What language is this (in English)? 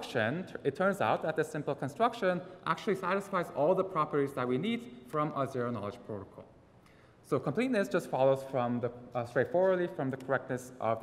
English